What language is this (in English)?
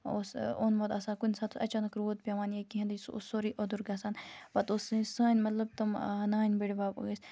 Kashmiri